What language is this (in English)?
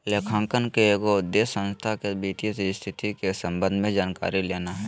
Magahi